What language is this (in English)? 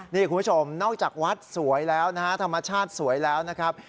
Thai